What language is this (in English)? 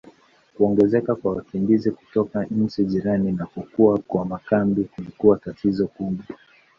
Swahili